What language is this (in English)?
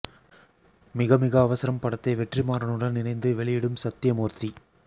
Tamil